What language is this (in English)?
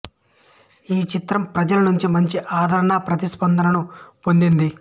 Telugu